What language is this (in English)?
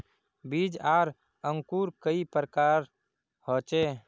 Magahi